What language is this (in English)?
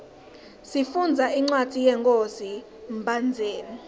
Swati